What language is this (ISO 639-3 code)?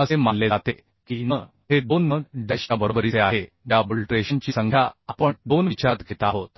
mar